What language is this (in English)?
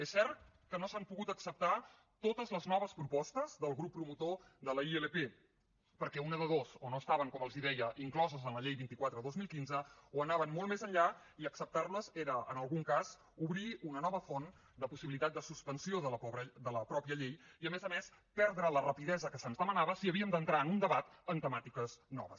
Catalan